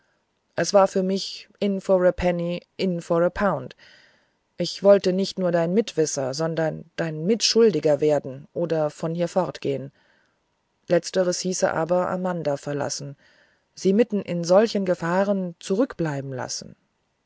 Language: German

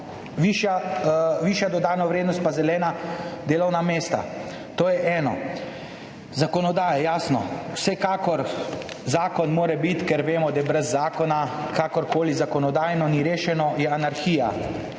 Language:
Slovenian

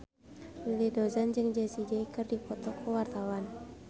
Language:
Sundanese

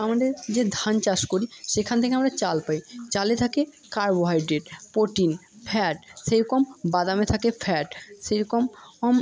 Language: Bangla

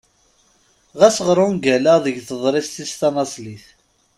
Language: Kabyle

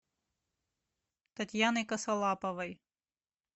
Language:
Russian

